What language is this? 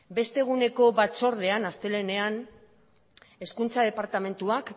Basque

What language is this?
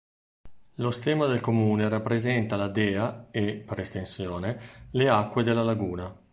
Italian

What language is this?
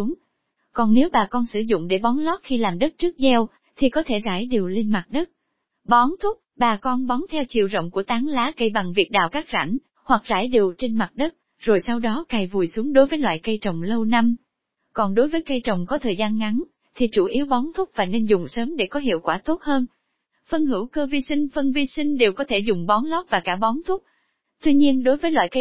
Vietnamese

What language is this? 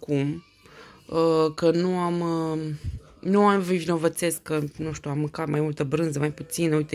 Romanian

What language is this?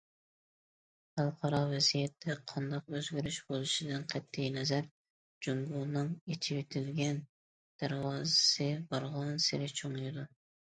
Uyghur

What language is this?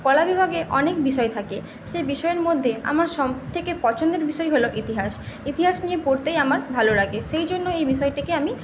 Bangla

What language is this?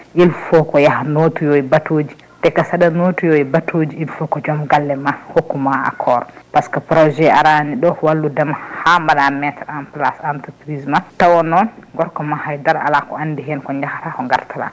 Fula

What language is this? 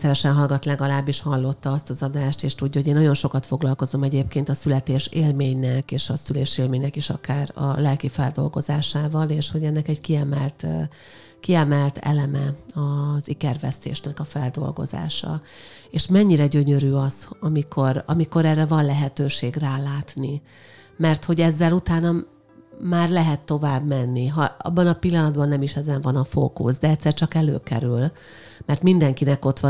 Hungarian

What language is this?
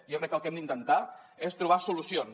Catalan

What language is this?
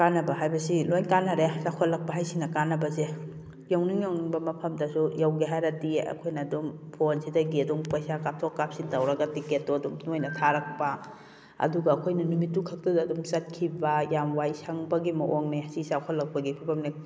Manipuri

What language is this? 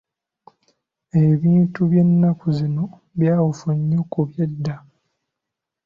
Ganda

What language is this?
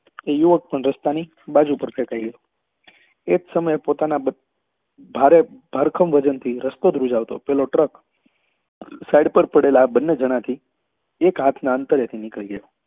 Gujarati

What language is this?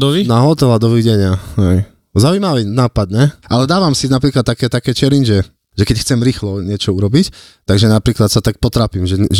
Slovak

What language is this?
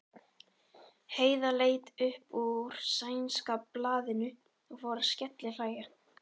Icelandic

